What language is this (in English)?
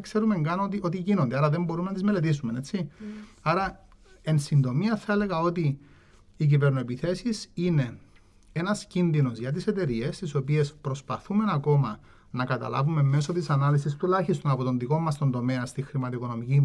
Greek